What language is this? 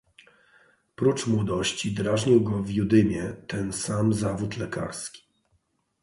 Polish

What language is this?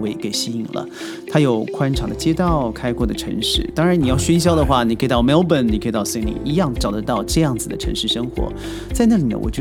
Chinese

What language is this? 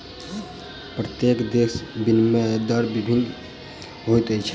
Maithili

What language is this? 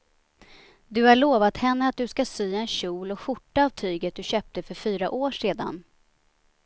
Swedish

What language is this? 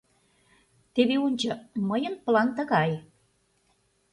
Mari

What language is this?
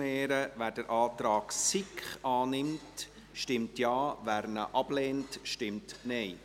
Swiss German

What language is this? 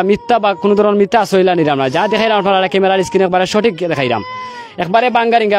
Bangla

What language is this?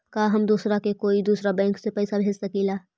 Magahi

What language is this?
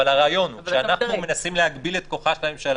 Hebrew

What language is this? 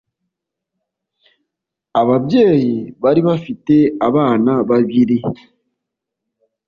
Kinyarwanda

